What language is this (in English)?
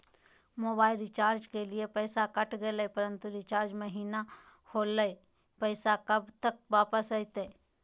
Magahi